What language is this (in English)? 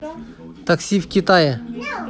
Russian